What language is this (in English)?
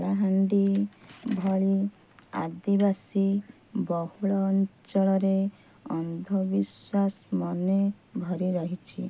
Odia